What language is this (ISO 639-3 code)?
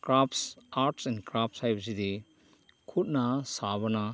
mni